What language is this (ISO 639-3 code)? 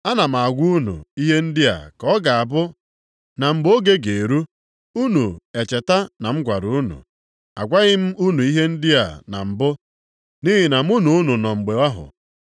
ibo